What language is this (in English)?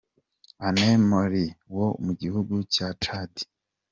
Kinyarwanda